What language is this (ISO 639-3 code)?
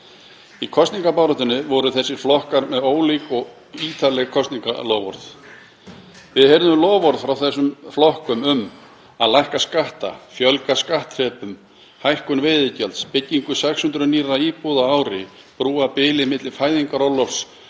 isl